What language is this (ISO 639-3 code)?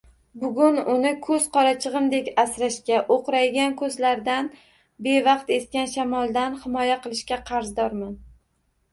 uzb